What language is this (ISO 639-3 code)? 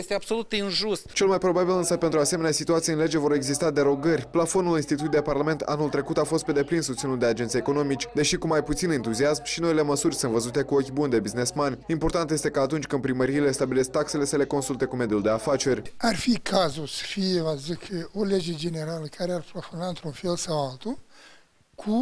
ron